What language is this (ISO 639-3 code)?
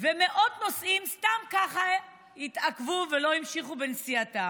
heb